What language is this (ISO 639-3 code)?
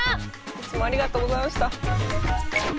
jpn